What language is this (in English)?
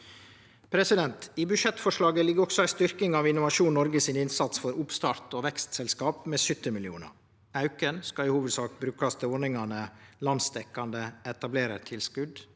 Norwegian